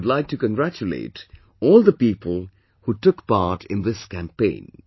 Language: English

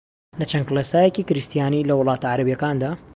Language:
Central Kurdish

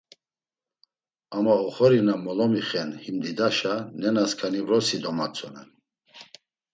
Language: Laz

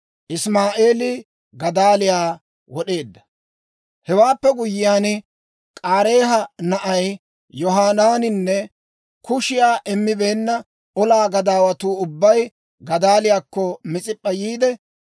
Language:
Dawro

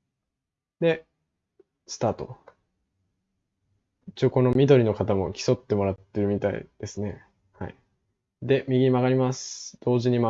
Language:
Japanese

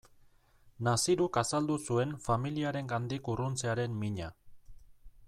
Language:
Basque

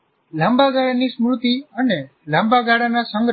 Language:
Gujarati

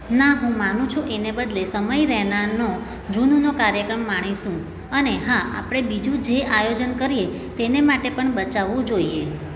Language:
Gujarati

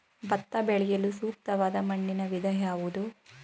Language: Kannada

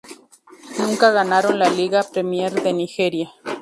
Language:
Spanish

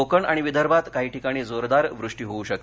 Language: Marathi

